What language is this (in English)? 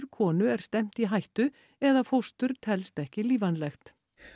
Icelandic